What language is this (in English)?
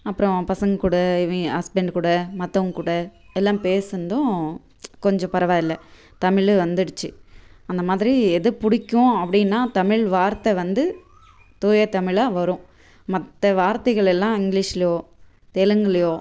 Tamil